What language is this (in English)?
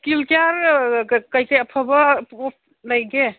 Manipuri